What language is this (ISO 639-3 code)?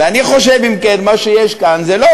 heb